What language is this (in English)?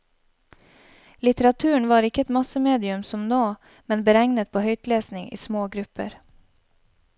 Norwegian